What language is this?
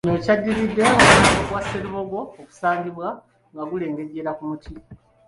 Ganda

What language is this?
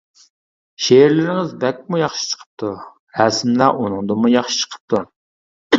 Uyghur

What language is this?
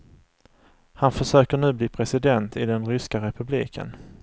Swedish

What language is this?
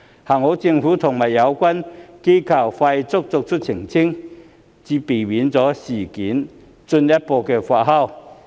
Cantonese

